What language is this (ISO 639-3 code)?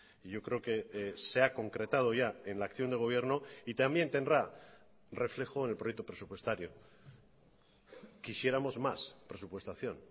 spa